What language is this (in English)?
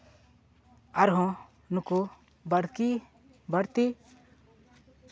Santali